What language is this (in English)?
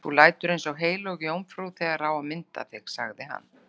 Icelandic